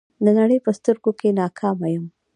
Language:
Pashto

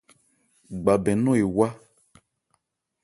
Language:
Ebrié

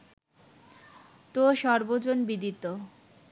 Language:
Bangla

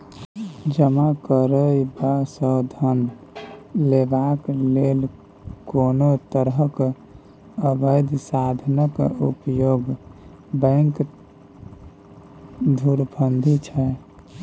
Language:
Maithili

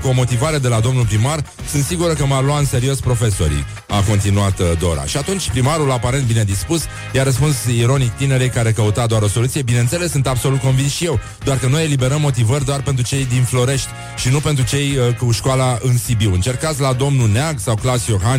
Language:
Romanian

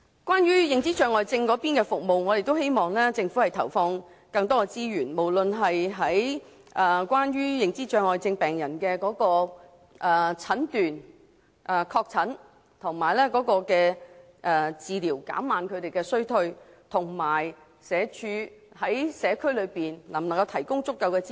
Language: Cantonese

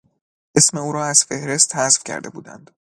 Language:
Persian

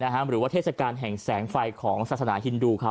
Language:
Thai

